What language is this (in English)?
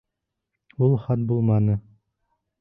Bashkir